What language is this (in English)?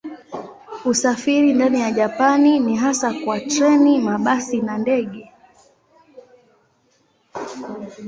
Swahili